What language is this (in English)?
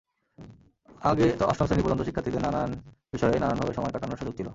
Bangla